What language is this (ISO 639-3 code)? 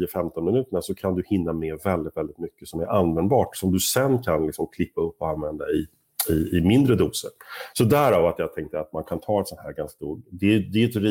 swe